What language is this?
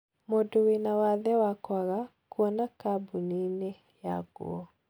Kikuyu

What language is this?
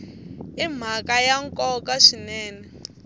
Tsonga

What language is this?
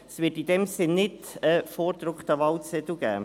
Swiss German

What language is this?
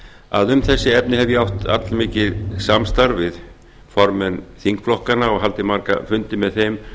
Icelandic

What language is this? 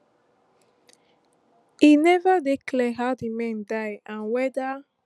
Nigerian Pidgin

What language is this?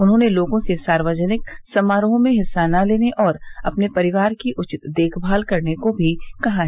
Hindi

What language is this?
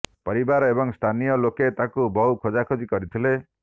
Odia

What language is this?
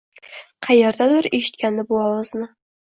Uzbek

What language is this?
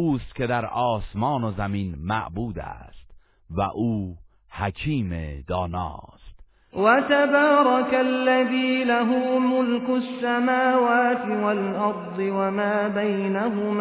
Persian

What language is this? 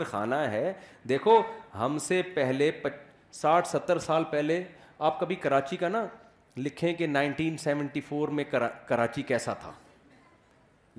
Urdu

